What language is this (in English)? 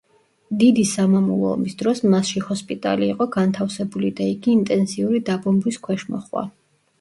Georgian